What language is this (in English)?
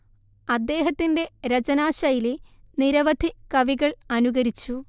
Malayalam